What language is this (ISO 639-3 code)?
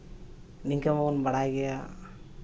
sat